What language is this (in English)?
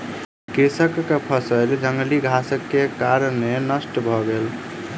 Maithili